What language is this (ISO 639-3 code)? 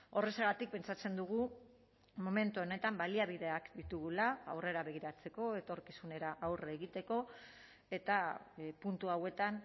eus